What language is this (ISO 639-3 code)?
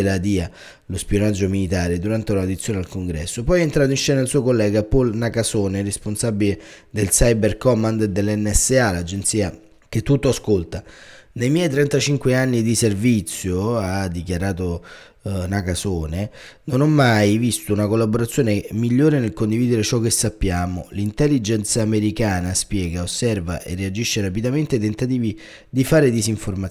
ita